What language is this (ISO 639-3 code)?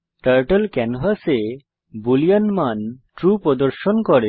ben